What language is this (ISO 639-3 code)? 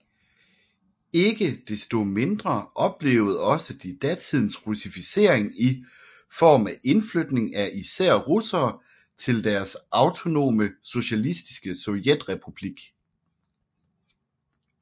dan